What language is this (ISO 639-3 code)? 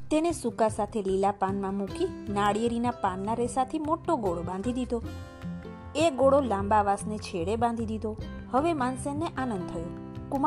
guj